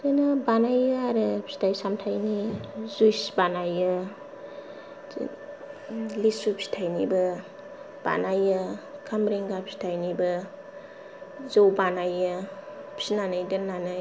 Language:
Bodo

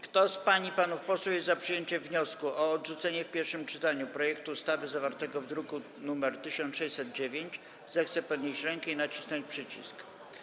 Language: Polish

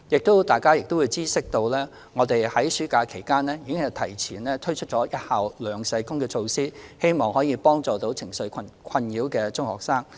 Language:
Cantonese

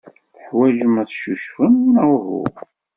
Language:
Kabyle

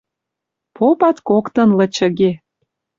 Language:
Western Mari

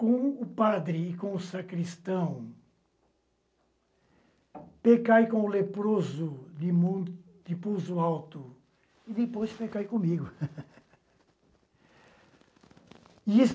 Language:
Portuguese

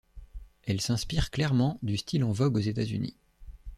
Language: French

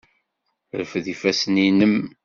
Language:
Kabyle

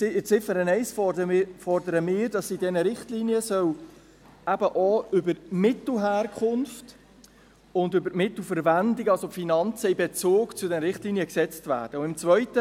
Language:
Swiss German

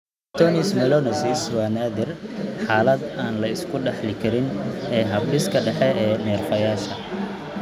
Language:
Somali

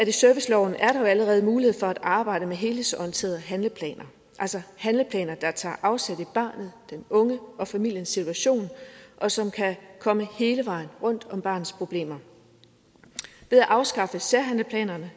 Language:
Danish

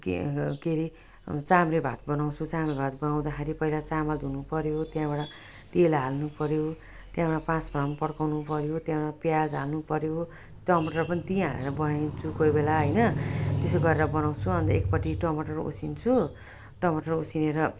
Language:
Nepali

